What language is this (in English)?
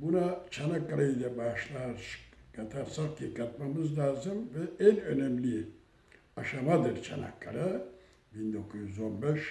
Turkish